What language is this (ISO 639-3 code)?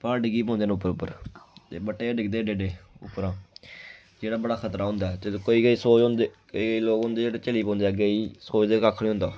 doi